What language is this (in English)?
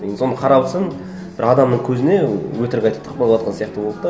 Kazakh